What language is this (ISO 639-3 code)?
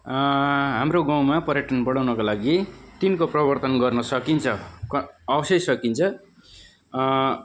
nep